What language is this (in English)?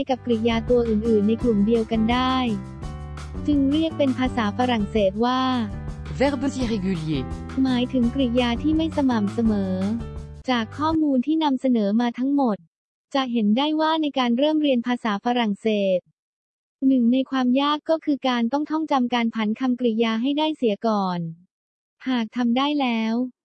Thai